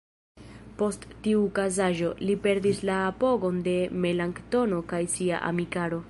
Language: Esperanto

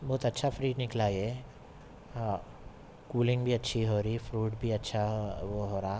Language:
Urdu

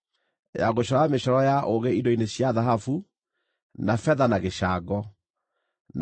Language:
Kikuyu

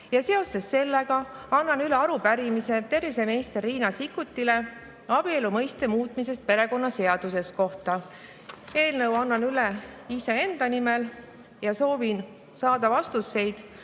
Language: Estonian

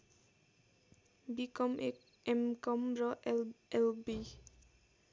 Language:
Nepali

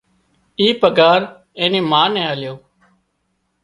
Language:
Wadiyara Koli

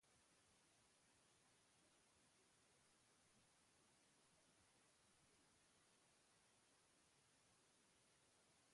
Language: Basque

